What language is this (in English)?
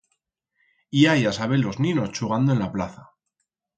Aragonese